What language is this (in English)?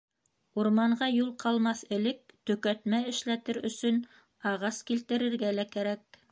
Bashkir